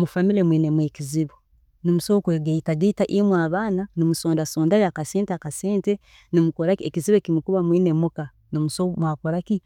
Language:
Tooro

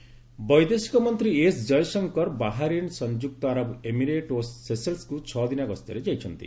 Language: Odia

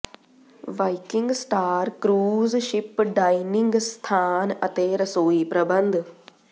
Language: Punjabi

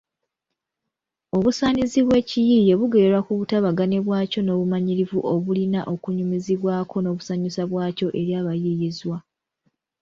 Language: Ganda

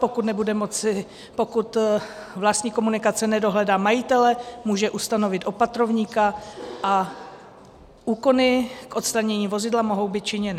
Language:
Czech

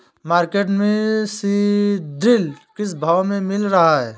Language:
Hindi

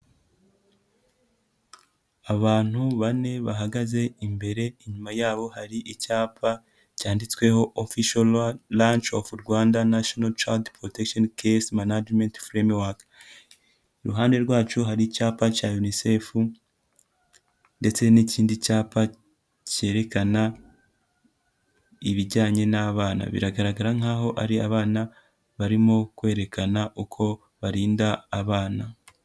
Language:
Kinyarwanda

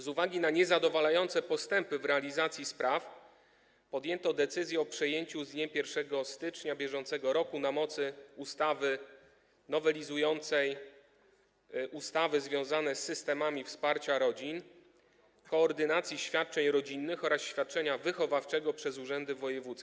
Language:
Polish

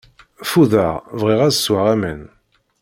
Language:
Kabyle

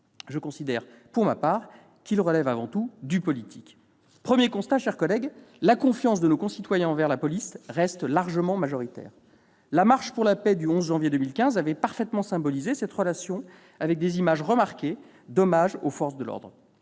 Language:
French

